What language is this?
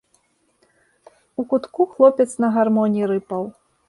Belarusian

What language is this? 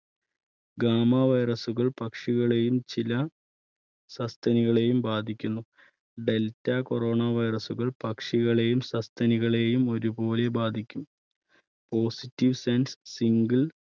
Malayalam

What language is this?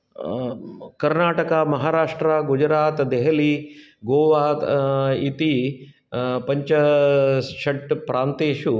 Sanskrit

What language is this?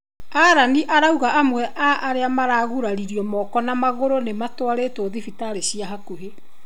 Kikuyu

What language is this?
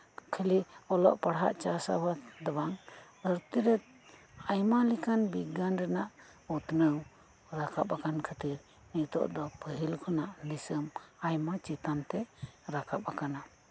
Santali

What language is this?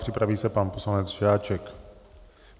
Czech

